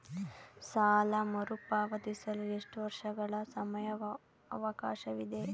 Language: Kannada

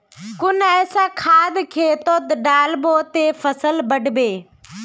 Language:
Magahi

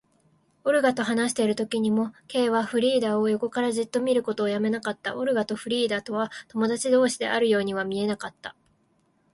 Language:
Japanese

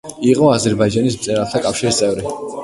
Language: Georgian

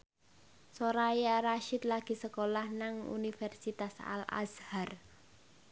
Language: Javanese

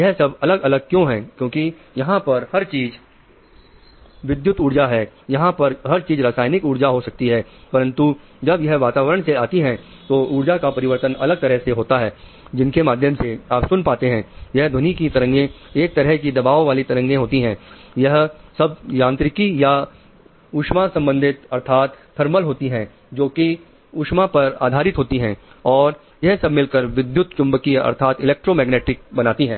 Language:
Hindi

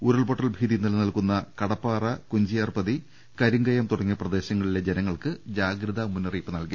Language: Malayalam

